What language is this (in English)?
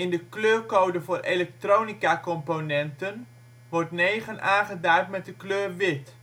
Dutch